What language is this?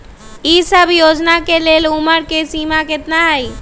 Magahi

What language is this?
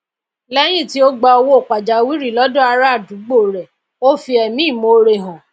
Yoruba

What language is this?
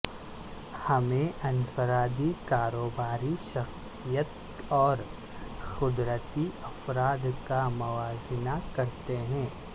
Urdu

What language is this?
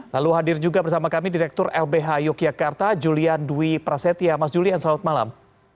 Indonesian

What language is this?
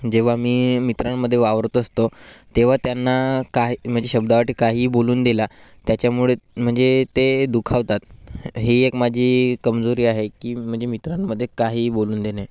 Marathi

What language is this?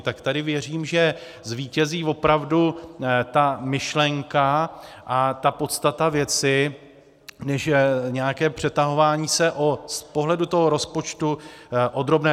Czech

